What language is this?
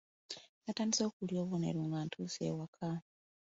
Ganda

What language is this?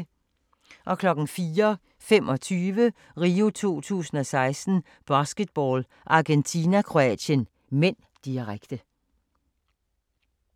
Danish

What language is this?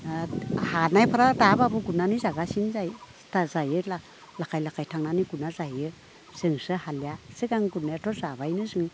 Bodo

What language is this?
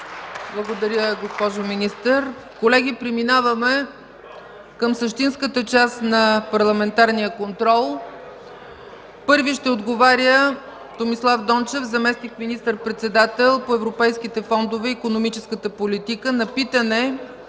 Bulgarian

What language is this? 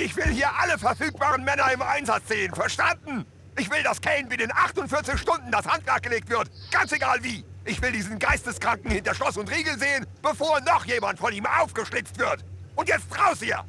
German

